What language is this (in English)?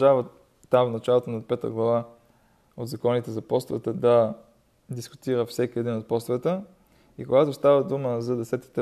Bulgarian